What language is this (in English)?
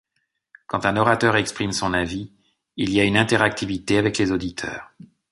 French